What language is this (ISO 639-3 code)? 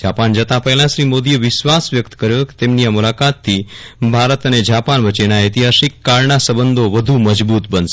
guj